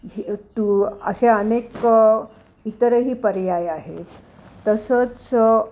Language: Marathi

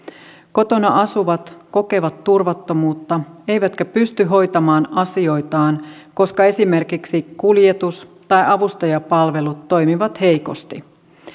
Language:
Finnish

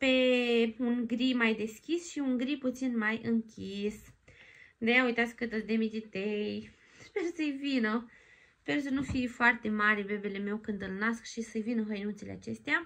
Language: Romanian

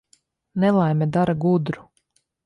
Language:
Latvian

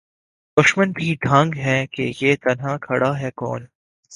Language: Urdu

